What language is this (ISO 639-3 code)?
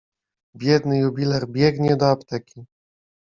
pol